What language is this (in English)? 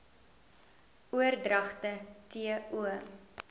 Afrikaans